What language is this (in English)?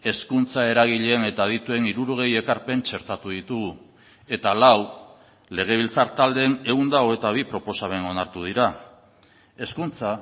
Basque